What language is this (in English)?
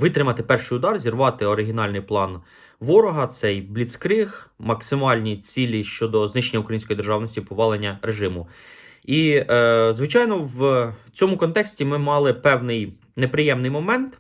Ukrainian